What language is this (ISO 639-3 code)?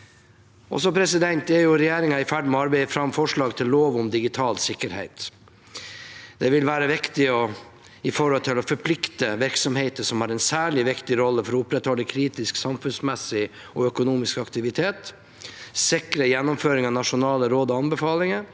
nor